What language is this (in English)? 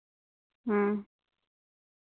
Santali